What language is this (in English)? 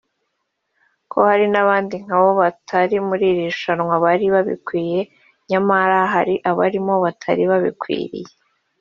Kinyarwanda